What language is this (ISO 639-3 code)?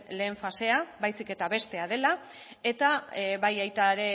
eus